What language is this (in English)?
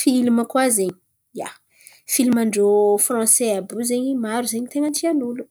Antankarana Malagasy